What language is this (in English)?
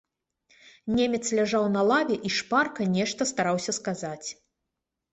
Belarusian